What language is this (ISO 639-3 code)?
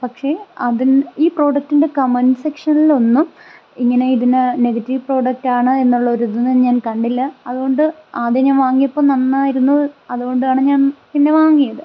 mal